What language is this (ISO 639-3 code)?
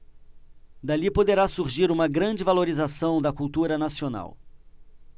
por